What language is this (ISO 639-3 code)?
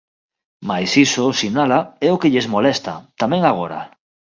glg